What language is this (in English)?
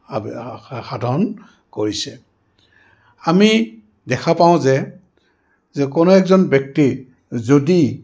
Assamese